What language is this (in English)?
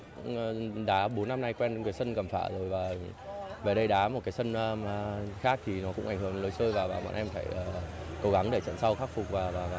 Vietnamese